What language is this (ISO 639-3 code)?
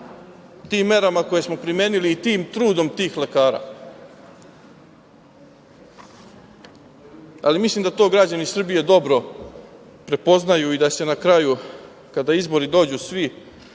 srp